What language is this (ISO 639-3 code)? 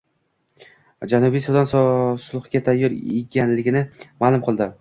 uzb